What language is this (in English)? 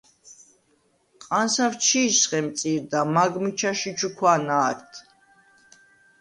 Svan